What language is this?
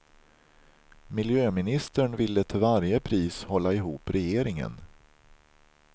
Swedish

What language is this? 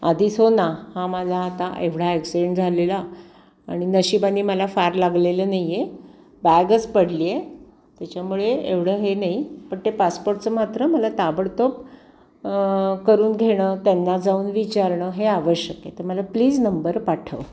Marathi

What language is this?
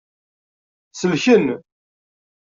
Kabyle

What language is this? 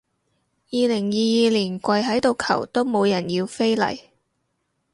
Cantonese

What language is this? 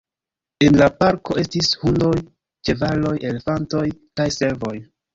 Esperanto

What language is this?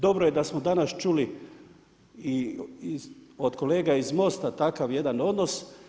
Croatian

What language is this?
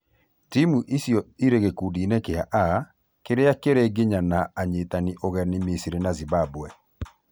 Kikuyu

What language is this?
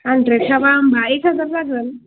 Bodo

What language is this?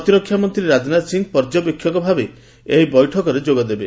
Odia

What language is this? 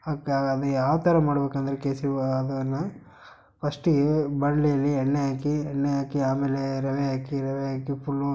Kannada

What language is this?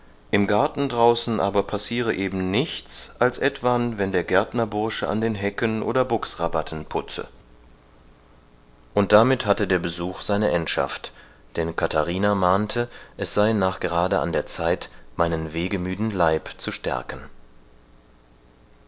German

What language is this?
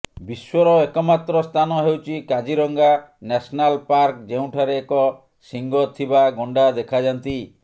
Odia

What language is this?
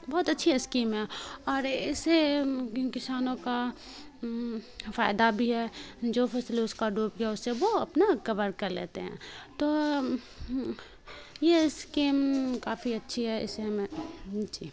Urdu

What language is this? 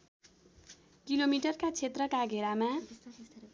Nepali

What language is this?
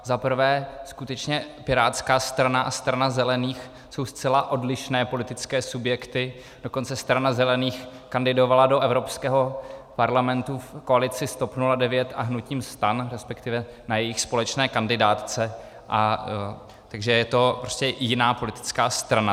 Czech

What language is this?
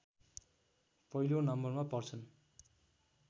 Nepali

